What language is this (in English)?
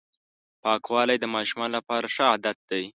Pashto